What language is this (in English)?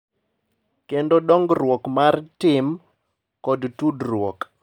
Luo (Kenya and Tanzania)